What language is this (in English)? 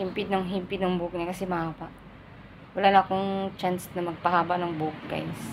Filipino